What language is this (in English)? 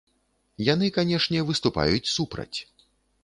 Belarusian